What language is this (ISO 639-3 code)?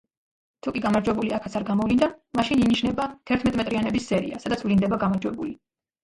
kat